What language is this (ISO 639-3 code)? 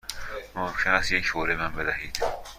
fas